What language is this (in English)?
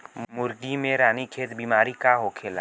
Bhojpuri